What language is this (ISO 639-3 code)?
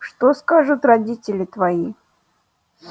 rus